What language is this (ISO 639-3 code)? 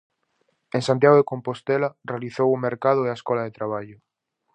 glg